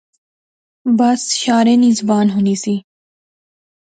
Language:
Pahari-Potwari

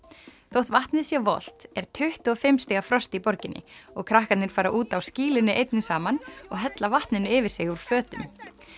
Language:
Icelandic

